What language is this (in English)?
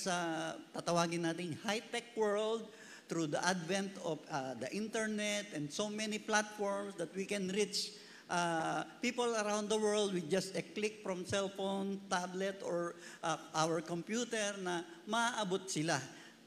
Filipino